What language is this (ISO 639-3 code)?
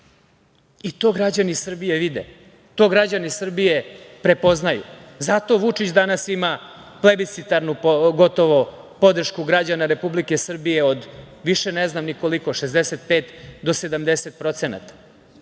srp